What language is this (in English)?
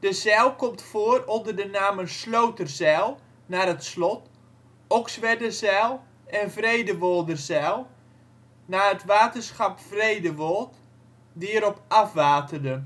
Dutch